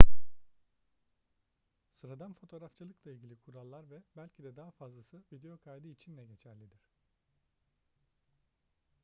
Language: Turkish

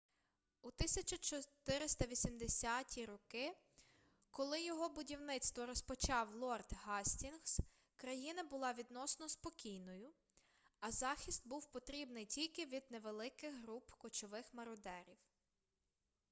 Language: Ukrainian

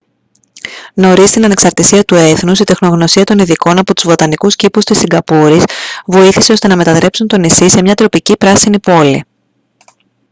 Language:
Greek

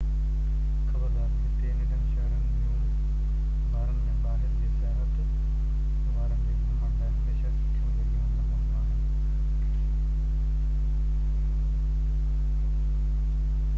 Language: Sindhi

